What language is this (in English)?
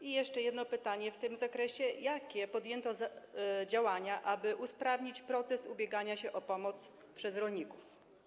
Polish